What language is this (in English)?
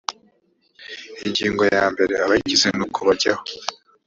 Kinyarwanda